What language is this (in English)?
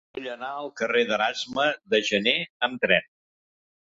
Catalan